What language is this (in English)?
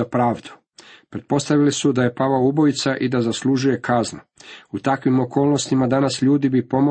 Croatian